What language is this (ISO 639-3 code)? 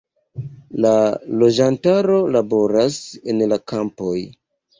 epo